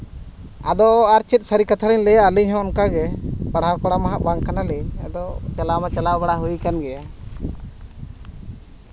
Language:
Santali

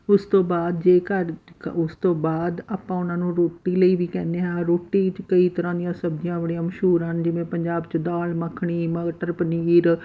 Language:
Punjabi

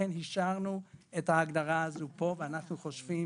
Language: Hebrew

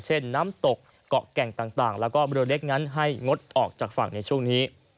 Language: Thai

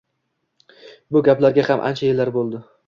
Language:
Uzbek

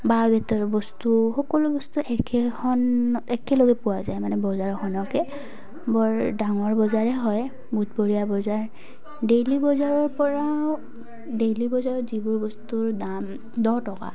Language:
Assamese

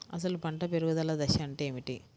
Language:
Telugu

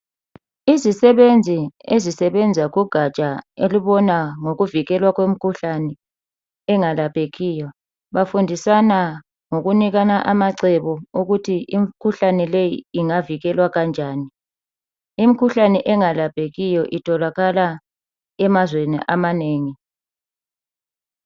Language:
North Ndebele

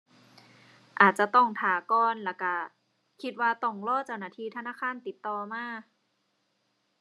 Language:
Thai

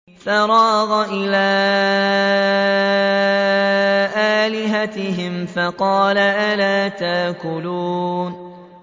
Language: Arabic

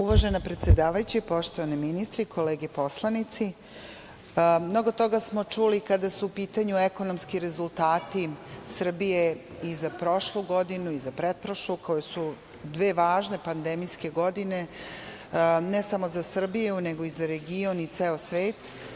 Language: Serbian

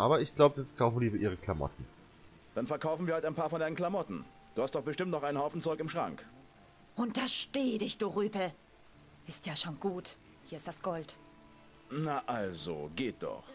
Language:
German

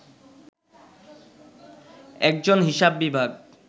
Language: Bangla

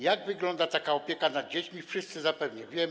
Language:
Polish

